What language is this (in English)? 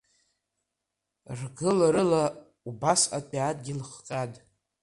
Abkhazian